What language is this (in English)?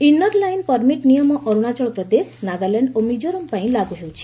Odia